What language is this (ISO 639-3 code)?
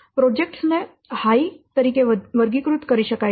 guj